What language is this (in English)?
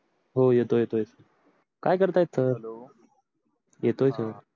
Marathi